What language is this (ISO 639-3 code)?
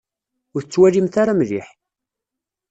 kab